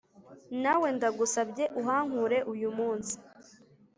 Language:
Kinyarwanda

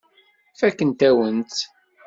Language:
Kabyle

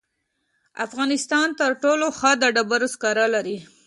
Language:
Pashto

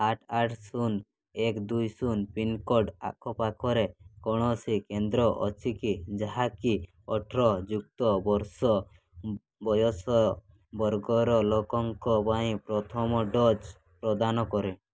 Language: Odia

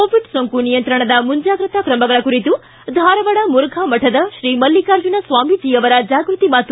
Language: Kannada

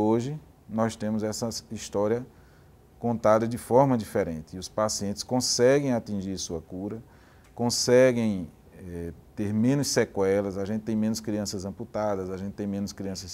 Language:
Portuguese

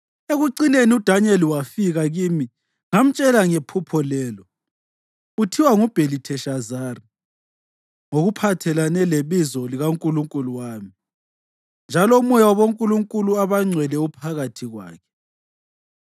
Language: North Ndebele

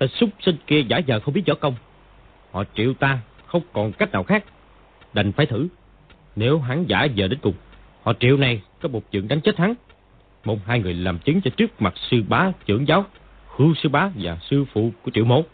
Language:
Vietnamese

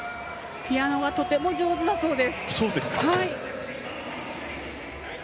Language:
Japanese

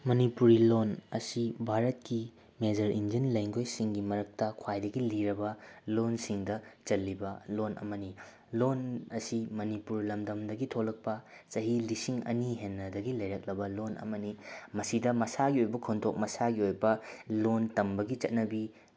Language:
Manipuri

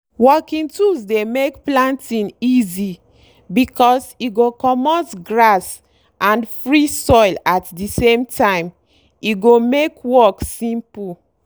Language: Nigerian Pidgin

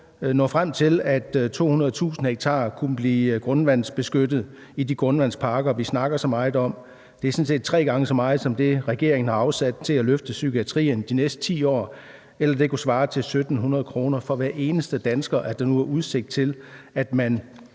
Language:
Danish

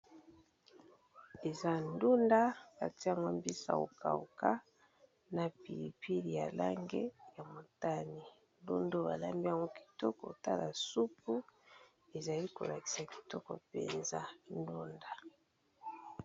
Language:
Lingala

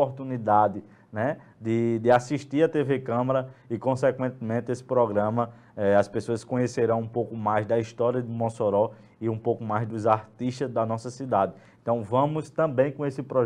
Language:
Portuguese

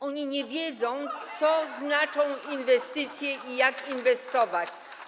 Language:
Polish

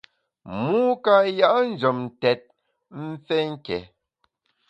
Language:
Bamun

